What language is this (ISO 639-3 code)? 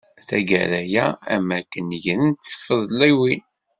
kab